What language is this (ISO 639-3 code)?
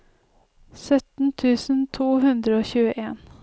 nor